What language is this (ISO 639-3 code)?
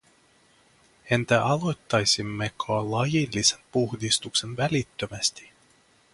fin